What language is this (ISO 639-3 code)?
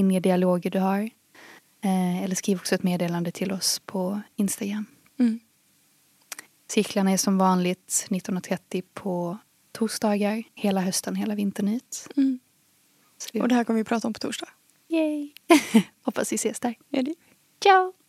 swe